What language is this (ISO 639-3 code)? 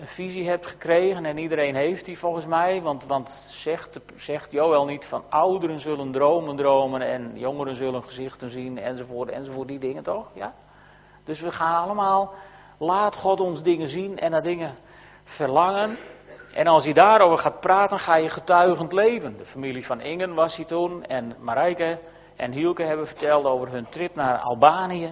nld